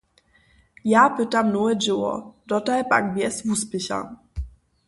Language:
Upper Sorbian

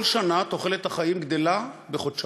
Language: Hebrew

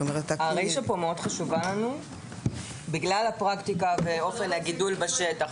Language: Hebrew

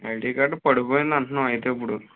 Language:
Telugu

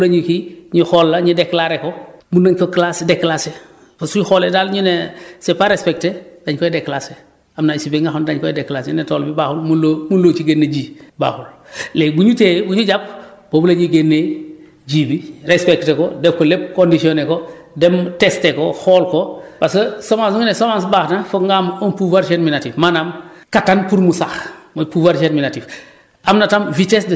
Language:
Wolof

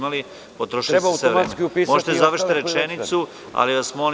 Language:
Serbian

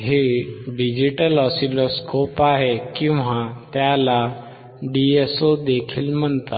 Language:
Marathi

